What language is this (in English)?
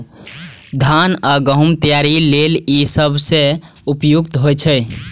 Maithili